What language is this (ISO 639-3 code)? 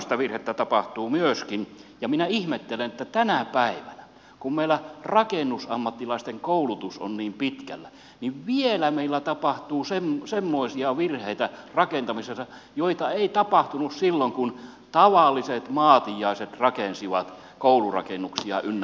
fin